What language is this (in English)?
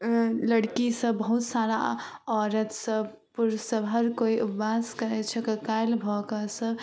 Maithili